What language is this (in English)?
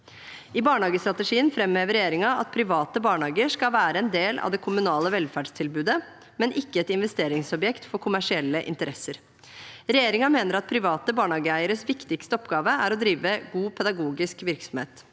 Norwegian